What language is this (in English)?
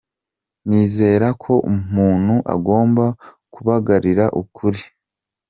Kinyarwanda